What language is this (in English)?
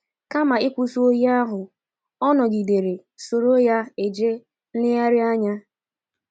Igbo